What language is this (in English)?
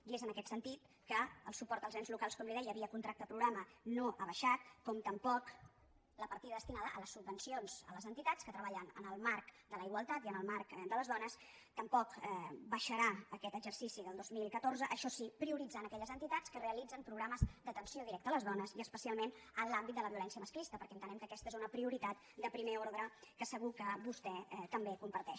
Catalan